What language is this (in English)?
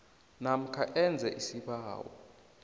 South Ndebele